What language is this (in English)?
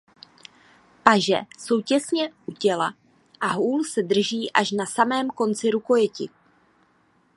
Czech